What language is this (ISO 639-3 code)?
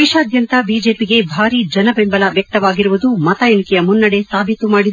kan